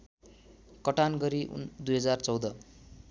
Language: Nepali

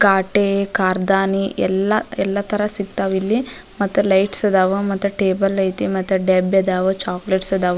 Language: Kannada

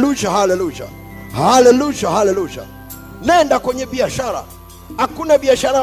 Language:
Swahili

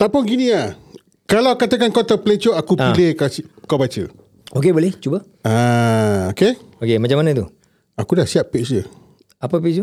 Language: Malay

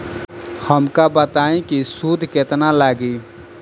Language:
Bhojpuri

